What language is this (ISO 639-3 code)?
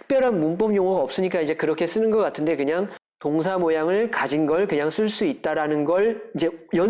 kor